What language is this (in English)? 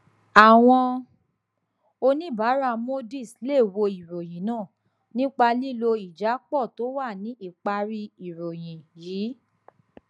Yoruba